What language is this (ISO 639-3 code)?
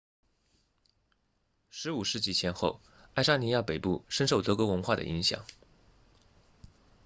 zho